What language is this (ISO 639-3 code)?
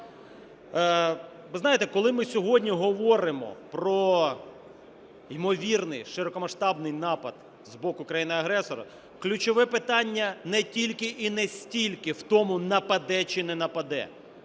ukr